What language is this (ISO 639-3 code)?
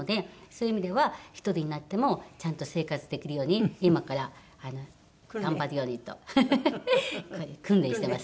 jpn